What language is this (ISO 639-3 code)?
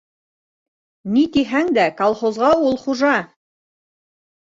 bak